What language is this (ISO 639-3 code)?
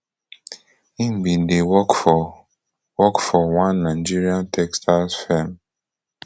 pcm